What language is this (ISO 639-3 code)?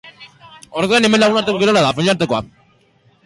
eus